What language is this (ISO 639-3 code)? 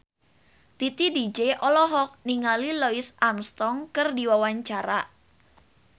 sun